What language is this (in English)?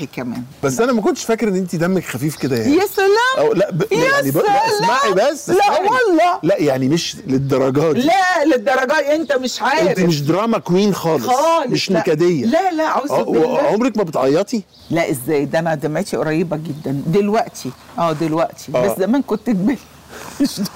Arabic